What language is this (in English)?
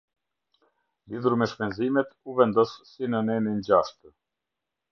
Albanian